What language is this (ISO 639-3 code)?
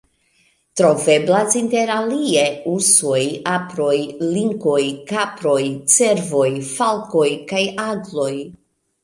epo